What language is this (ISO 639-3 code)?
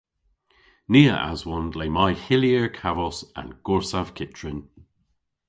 cor